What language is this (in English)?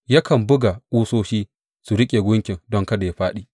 Hausa